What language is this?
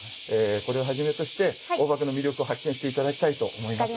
Japanese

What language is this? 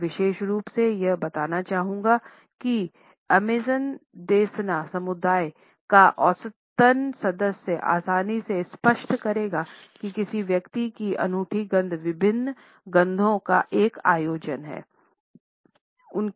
Hindi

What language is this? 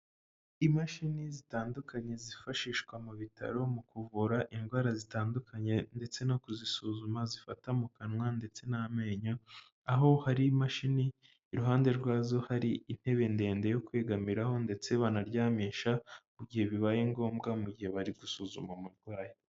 Kinyarwanda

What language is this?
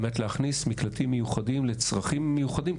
Hebrew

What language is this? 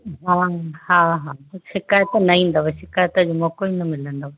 Sindhi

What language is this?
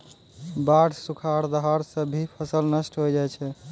Maithili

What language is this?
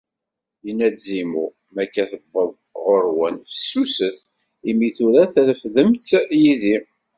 Kabyle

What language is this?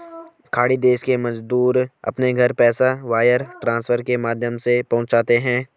Hindi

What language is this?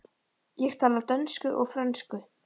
Icelandic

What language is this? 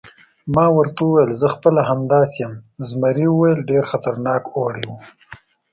Pashto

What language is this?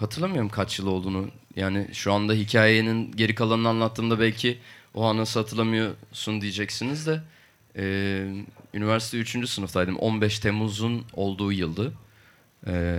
Turkish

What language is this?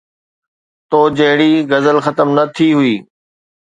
Sindhi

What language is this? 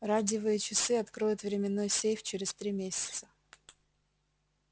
Russian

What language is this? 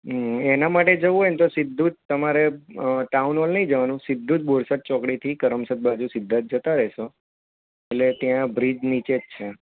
Gujarati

